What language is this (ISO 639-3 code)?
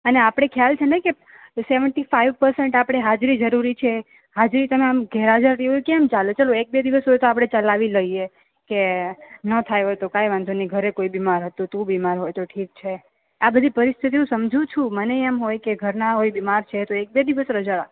guj